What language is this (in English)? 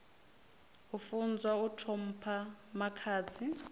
Venda